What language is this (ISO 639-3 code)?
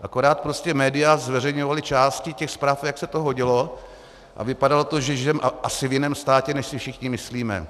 ces